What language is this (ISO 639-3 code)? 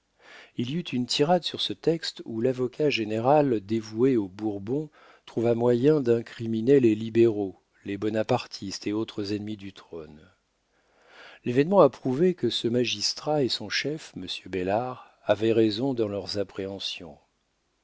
fra